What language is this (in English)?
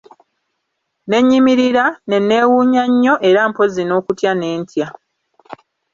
Ganda